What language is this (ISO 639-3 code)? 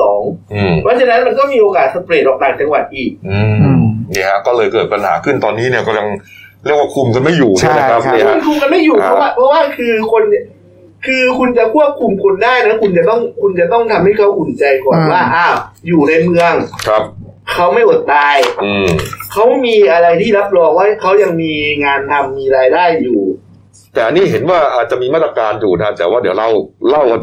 tha